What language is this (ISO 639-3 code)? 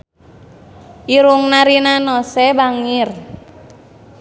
sun